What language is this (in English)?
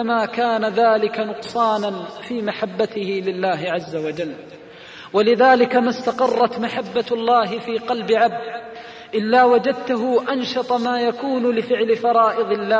Arabic